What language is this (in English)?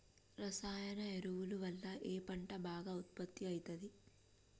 Telugu